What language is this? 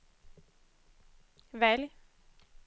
Swedish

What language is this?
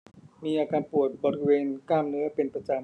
Thai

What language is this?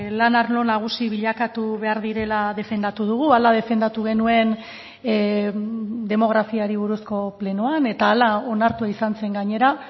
Basque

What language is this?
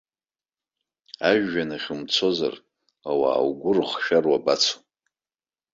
Abkhazian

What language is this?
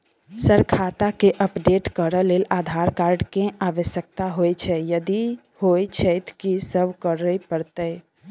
Maithili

